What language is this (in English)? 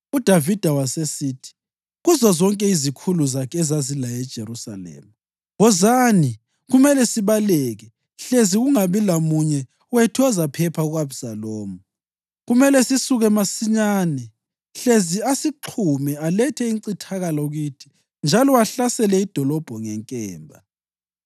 North Ndebele